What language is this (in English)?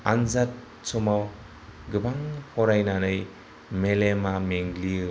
Bodo